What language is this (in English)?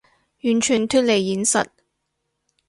Cantonese